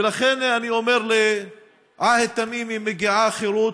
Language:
Hebrew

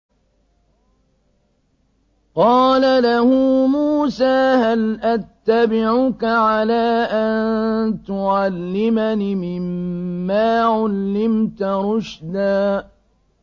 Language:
Arabic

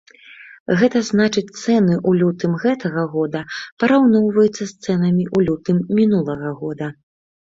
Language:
Belarusian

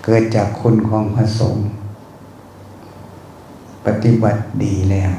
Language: Thai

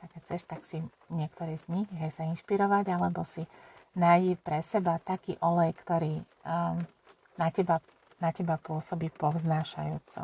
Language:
Slovak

